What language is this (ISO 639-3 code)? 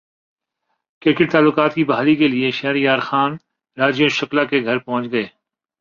urd